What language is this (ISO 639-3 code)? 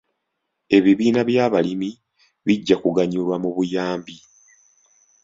lug